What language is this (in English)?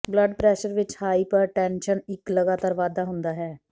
Punjabi